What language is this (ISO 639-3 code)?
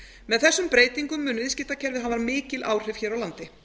isl